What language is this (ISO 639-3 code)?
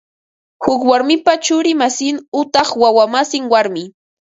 qva